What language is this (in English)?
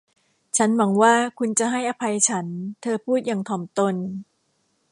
Thai